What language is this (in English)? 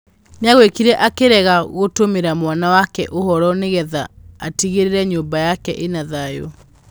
Kikuyu